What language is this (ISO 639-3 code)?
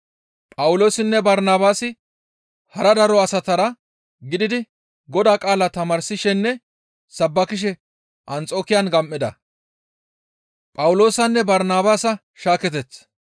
gmv